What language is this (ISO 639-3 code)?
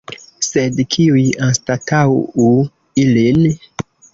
epo